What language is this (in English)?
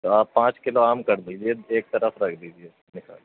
Urdu